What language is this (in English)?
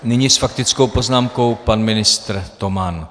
Czech